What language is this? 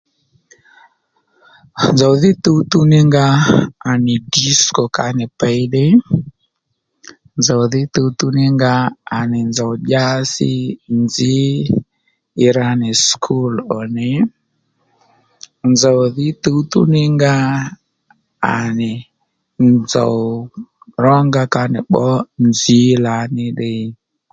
Lendu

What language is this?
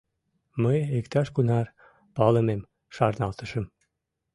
Mari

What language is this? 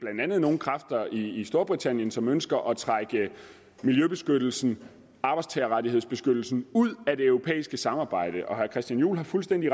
Danish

